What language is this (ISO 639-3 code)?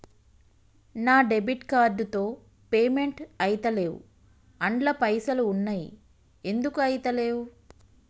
tel